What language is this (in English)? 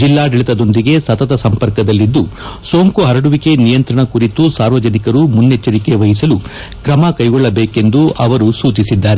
Kannada